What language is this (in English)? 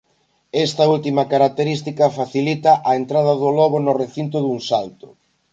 Galician